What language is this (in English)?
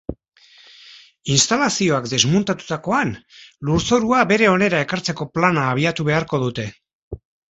Basque